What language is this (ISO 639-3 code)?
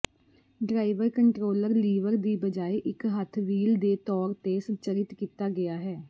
pan